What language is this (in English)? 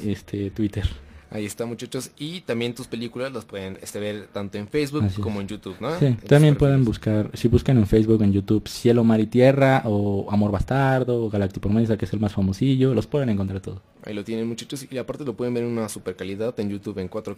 Spanish